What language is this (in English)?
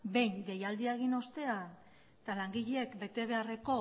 Basque